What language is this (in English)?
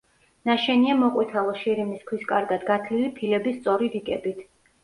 Georgian